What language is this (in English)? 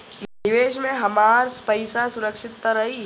Bhojpuri